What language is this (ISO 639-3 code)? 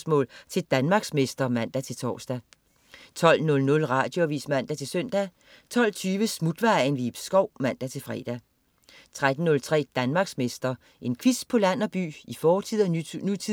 dan